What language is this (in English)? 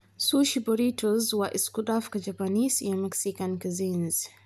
Somali